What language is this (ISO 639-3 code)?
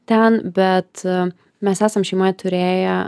lit